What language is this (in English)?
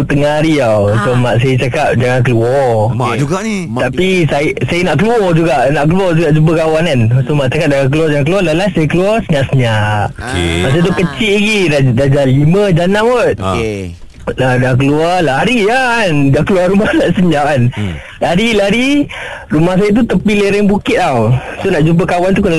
Malay